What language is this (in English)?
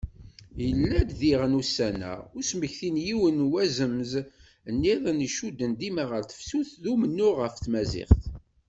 Kabyle